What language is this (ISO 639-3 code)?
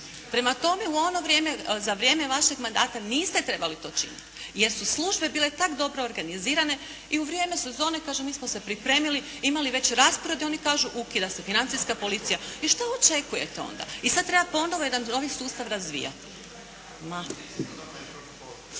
hrv